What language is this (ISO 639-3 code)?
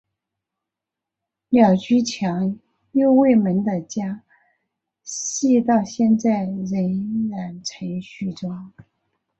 zho